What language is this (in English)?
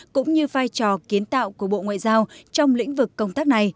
Vietnamese